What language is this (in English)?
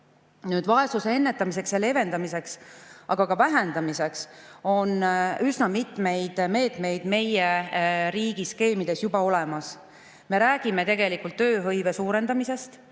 Estonian